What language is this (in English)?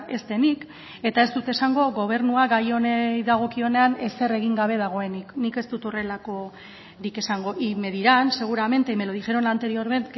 Basque